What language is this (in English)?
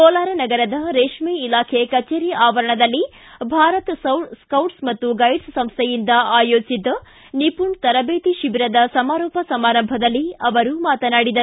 Kannada